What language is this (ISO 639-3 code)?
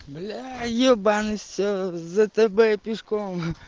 rus